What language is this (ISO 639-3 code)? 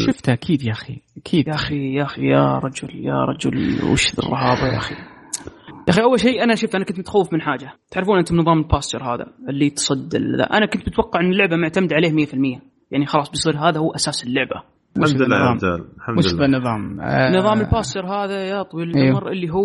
ara